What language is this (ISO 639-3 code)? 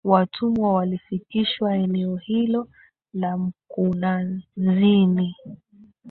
swa